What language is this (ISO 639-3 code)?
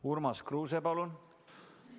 est